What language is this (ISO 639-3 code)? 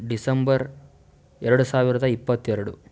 kan